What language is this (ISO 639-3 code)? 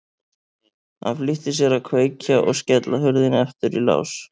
isl